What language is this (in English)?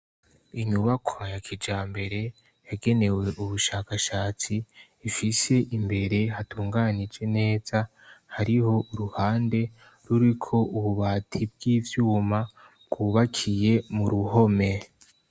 Rundi